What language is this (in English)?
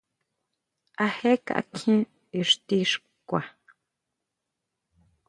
Huautla Mazatec